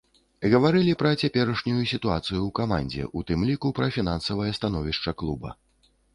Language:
Belarusian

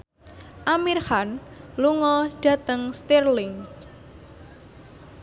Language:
Javanese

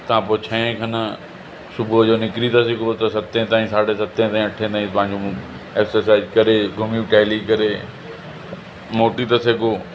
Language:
Sindhi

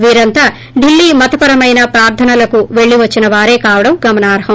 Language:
Telugu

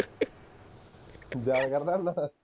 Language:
Punjabi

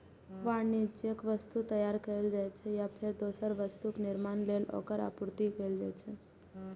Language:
Maithili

